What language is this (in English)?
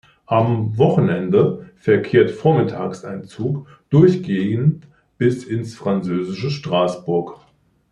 German